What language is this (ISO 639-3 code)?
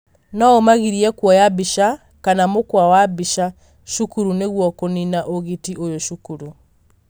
kik